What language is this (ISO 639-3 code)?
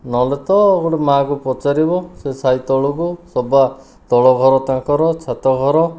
ori